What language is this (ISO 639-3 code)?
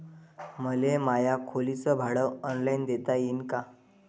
mar